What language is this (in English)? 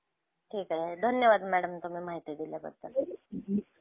Marathi